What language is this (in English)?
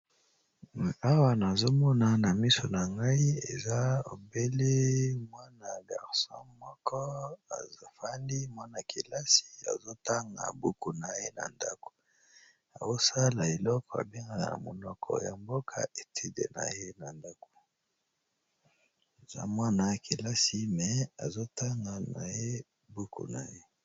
Lingala